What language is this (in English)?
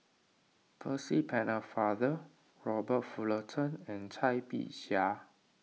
English